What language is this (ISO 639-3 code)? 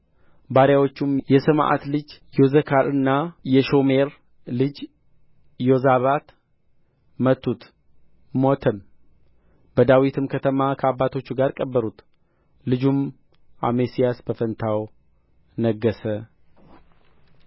amh